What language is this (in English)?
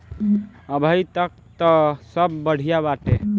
Bhojpuri